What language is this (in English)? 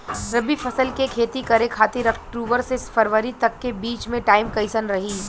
Bhojpuri